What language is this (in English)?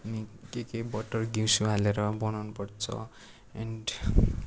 Nepali